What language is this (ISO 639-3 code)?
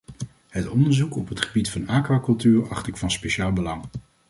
nld